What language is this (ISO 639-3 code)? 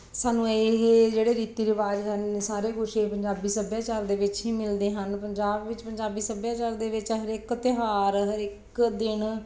pan